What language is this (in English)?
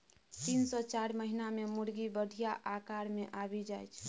Maithili